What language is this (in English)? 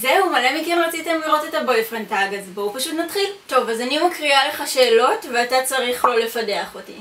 Hebrew